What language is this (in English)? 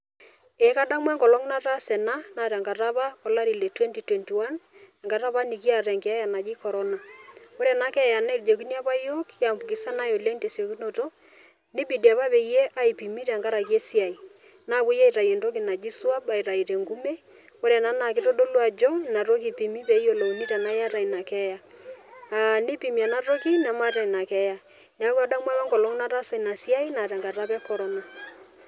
Masai